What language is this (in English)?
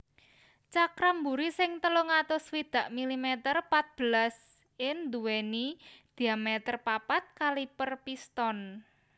Javanese